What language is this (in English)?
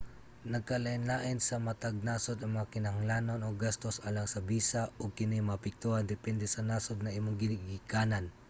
Cebuano